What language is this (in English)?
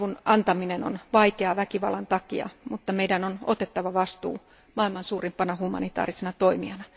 Finnish